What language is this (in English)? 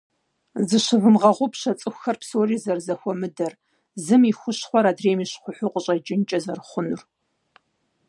Kabardian